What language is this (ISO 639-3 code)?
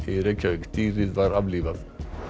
isl